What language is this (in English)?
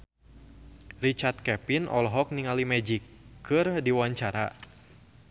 Sundanese